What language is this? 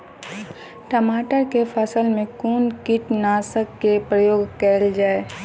Maithili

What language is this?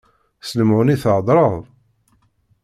Kabyle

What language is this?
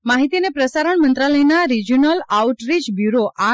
Gujarati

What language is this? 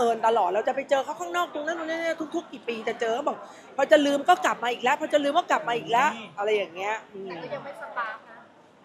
Thai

